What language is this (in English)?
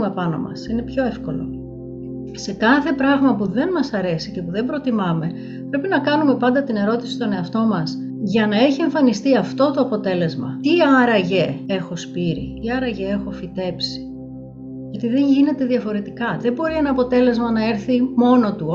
Greek